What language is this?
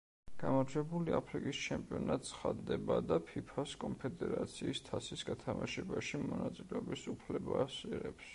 Georgian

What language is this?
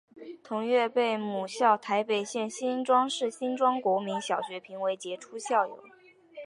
Chinese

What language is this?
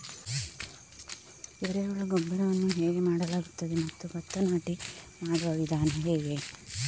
Kannada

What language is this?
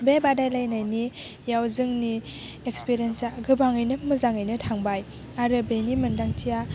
Bodo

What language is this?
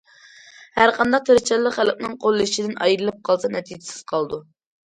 Uyghur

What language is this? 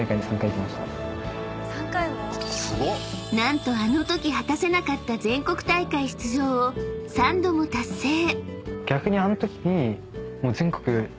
Japanese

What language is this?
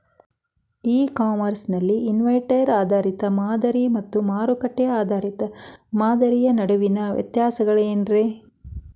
Kannada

